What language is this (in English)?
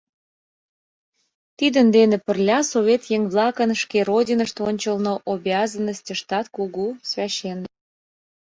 Mari